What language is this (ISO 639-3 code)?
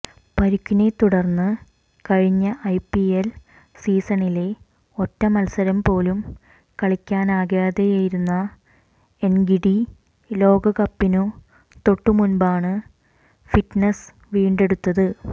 mal